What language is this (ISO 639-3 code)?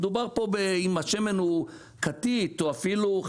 heb